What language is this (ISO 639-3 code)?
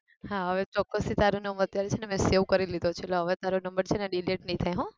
guj